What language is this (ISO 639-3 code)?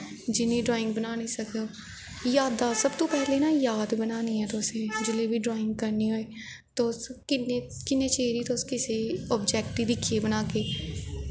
doi